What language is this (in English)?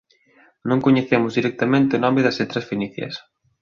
Galician